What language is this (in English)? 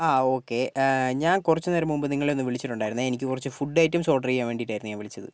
Malayalam